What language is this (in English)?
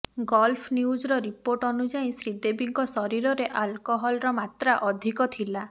Odia